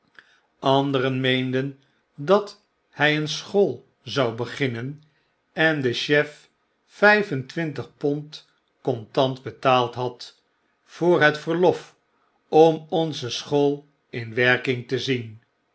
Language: Dutch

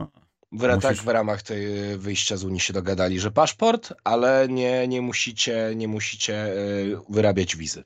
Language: Polish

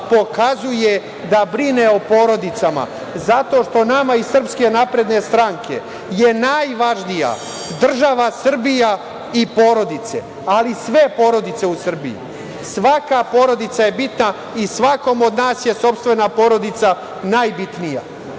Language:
Serbian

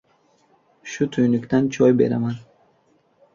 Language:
Uzbek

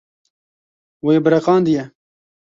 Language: Kurdish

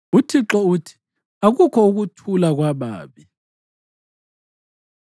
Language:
North Ndebele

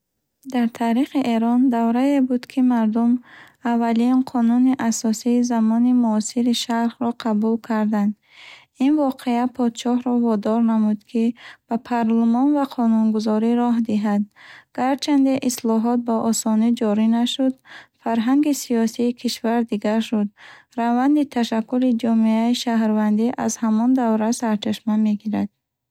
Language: Bukharic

